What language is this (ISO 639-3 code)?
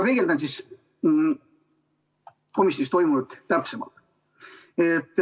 est